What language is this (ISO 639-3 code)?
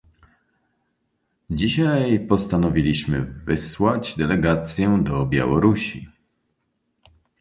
pol